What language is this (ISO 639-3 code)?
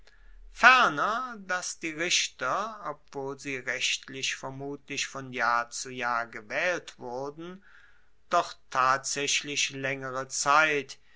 deu